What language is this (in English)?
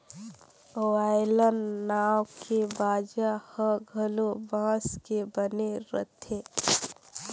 Chhattisgarhi